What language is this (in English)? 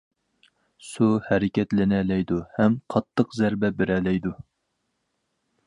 Uyghur